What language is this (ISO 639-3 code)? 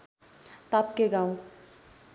nep